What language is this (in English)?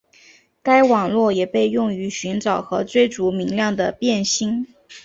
Chinese